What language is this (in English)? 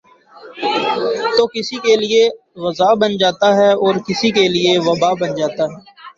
Urdu